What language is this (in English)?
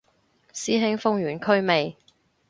Cantonese